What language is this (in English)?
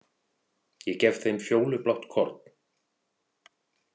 Icelandic